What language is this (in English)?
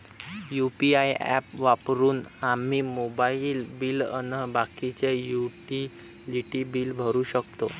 Marathi